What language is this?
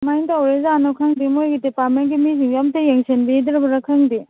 Manipuri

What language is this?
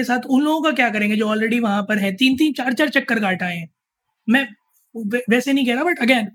Hindi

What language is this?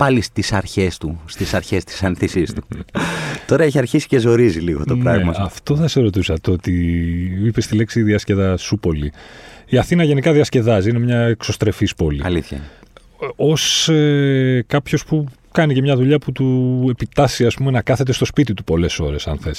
Greek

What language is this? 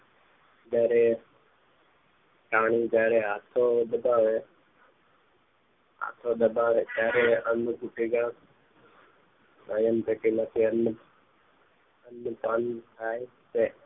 Gujarati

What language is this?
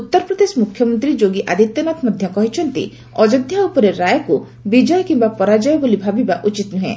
Odia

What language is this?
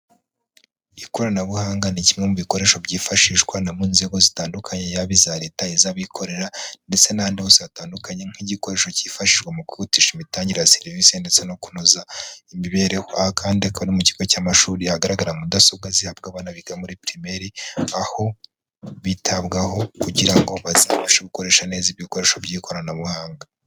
Kinyarwanda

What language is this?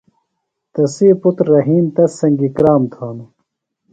Phalura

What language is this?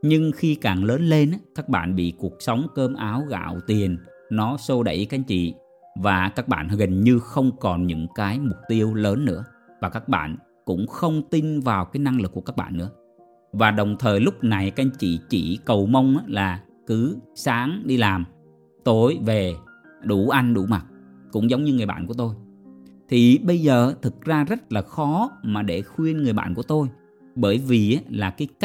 Vietnamese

